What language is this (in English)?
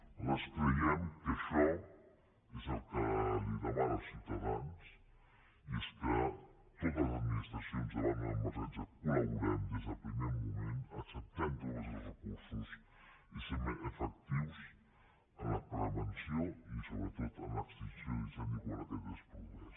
Catalan